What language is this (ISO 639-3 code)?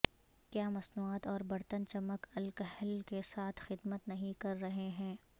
urd